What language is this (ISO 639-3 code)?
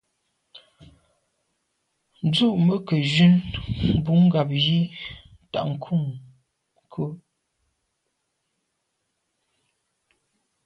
byv